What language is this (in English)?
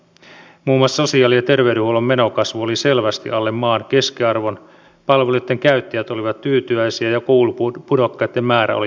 Finnish